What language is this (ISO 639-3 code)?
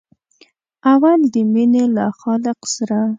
pus